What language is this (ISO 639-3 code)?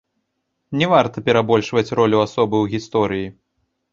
bel